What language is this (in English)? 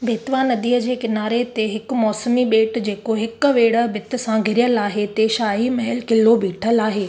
Sindhi